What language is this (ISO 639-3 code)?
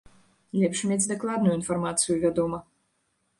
bel